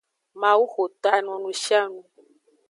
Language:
Aja (Benin)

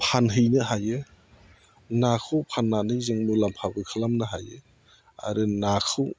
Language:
Bodo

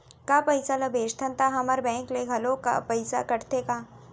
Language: Chhattisgarhi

